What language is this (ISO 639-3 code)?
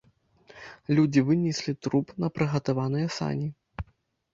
bel